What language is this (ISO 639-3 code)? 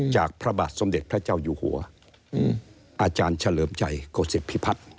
tha